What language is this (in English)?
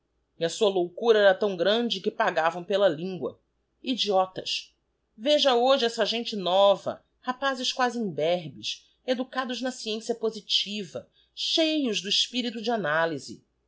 Portuguese